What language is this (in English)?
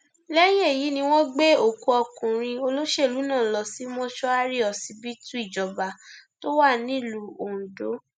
Yoruba